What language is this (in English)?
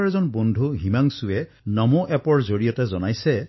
Assamese